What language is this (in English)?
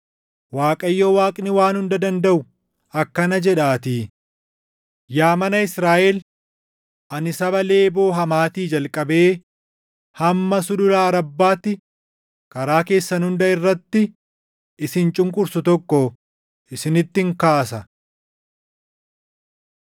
Oromo